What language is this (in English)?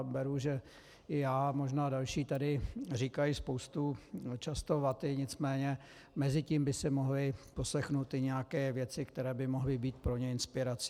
Czech